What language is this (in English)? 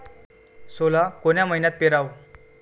Marathi